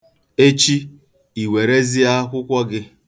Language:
Igbo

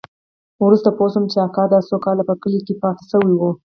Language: Pashto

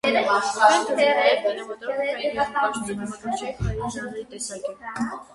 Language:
Armenian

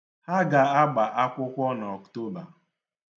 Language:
Igbo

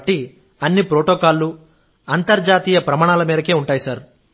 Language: Telugu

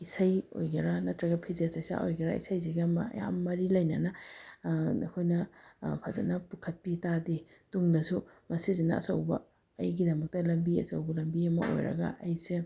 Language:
Manipuri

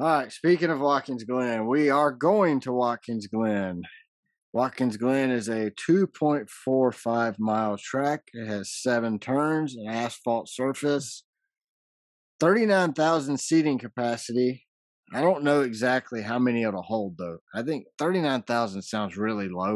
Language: English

